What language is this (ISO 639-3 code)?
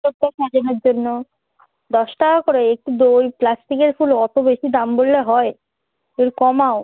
ben